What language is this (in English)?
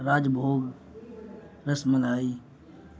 Urdu